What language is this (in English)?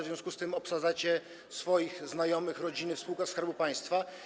Polish